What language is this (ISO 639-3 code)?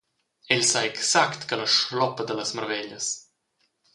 roh